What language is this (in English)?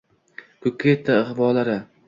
Uzbek